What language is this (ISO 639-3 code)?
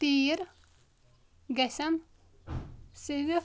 kas